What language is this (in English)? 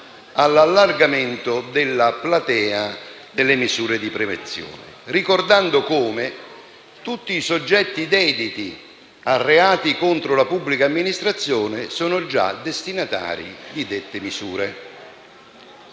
Italian